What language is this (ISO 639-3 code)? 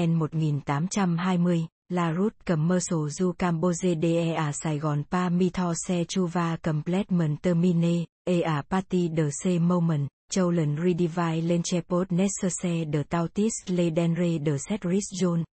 vie